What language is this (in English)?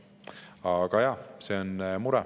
Estonian